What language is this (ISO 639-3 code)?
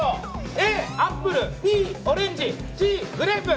jpn